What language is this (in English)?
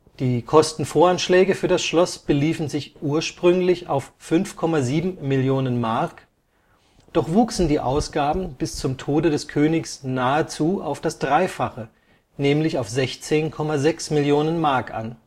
German